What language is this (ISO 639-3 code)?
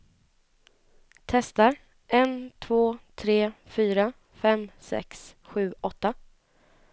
swe